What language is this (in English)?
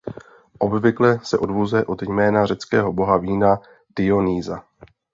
Czech